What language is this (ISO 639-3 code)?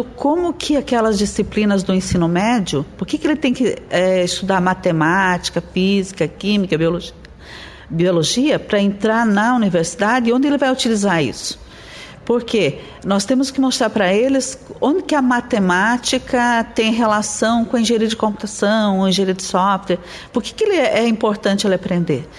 por